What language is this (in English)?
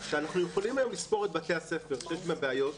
Hebrew